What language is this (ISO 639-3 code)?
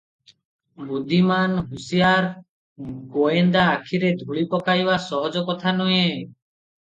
ori